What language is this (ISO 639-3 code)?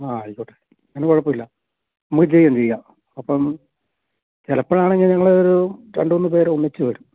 mal